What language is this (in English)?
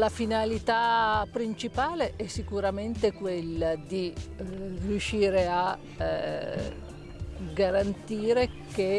Italian